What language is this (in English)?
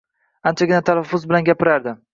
Uzbek